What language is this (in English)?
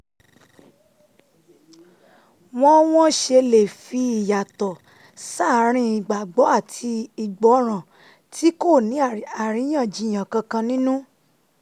Yoruba